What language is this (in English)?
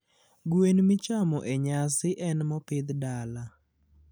Luo (Kenya and Tanzania)